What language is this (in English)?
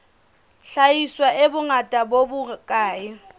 Southern Sotho